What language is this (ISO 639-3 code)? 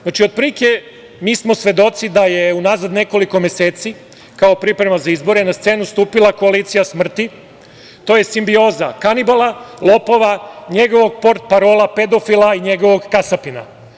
srp